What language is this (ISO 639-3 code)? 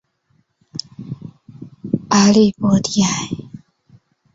zho